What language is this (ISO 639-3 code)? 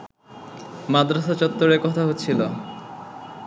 ben